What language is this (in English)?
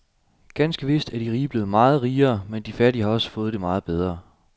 Danish